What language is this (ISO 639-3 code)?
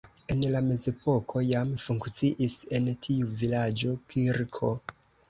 epo